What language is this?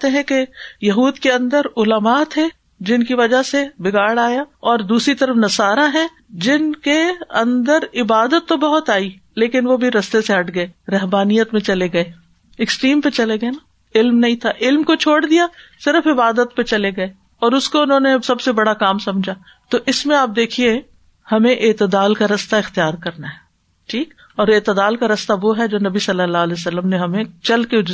Urdu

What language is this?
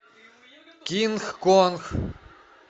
Russian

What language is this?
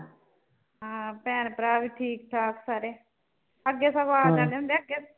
Punjabi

